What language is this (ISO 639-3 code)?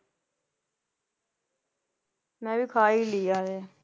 pan